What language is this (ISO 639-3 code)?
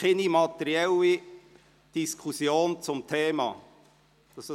gsw